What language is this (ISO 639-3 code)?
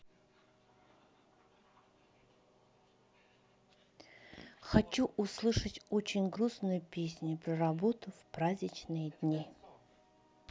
rus